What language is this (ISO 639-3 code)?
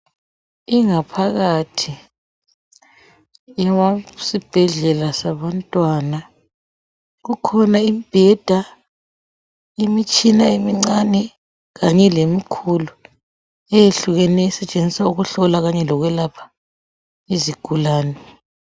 nde